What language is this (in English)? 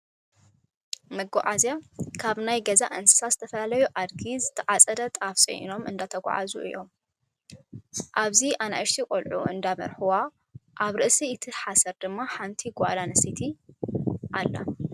Tigrinya